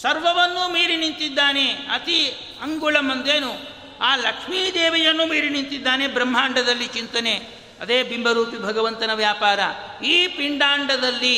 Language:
Kannada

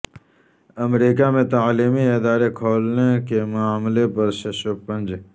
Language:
Urdu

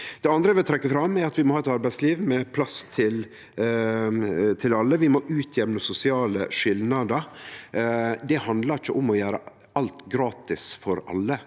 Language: Norwegian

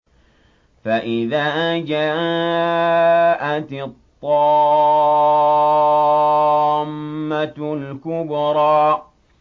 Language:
Arabic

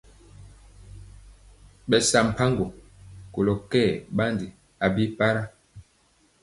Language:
Mpiemo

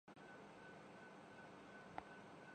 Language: Urdu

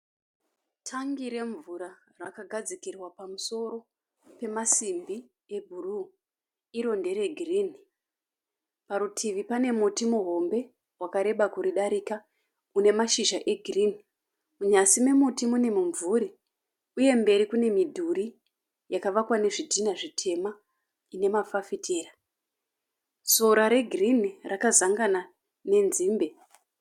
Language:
Shona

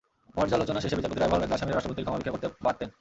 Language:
Bangla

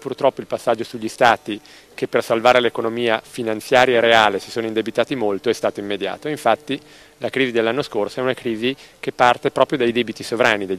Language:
Italian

